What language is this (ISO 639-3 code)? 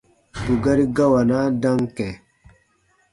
bba